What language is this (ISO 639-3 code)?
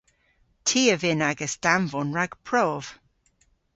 cor